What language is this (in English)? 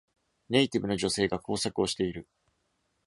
Japanese